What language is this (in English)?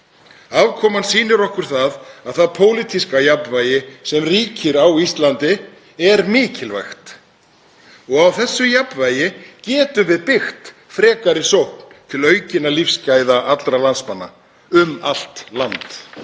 Icelandic